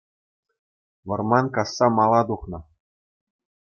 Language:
Chuvash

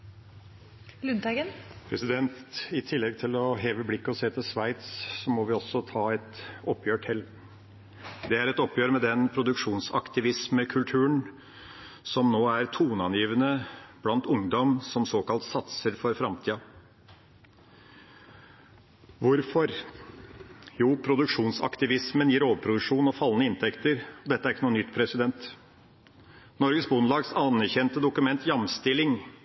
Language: Norwegian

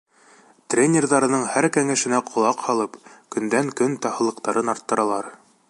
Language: Bashkir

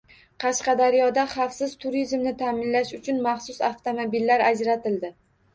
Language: Uzbek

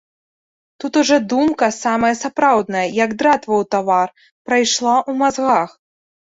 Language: Belarusian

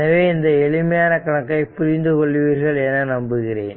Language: Tamil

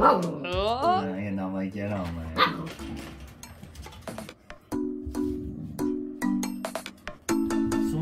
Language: Japanese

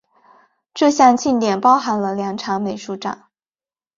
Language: Chinese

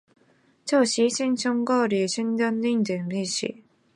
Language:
Chinese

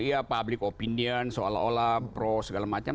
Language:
Indonesian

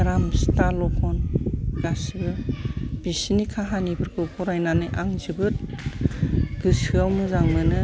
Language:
Bodo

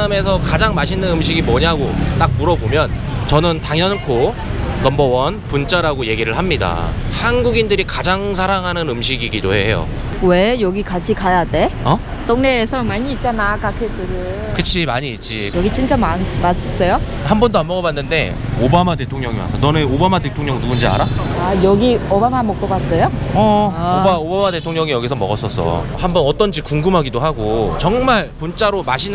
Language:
Korean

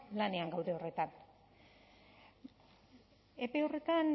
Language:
Basque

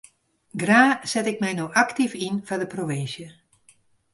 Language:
Western Frisian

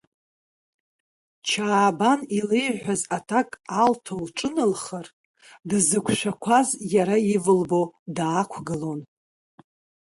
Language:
Abkhazian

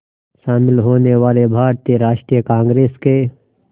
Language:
Hindi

